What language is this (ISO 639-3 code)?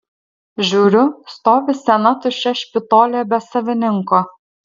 lit